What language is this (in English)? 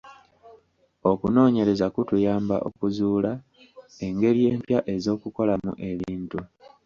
Ganda